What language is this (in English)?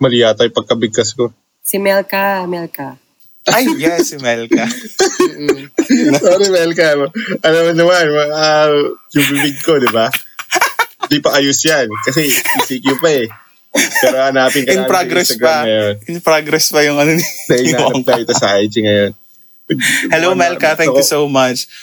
Filipino